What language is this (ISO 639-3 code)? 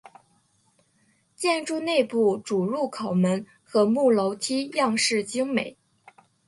zho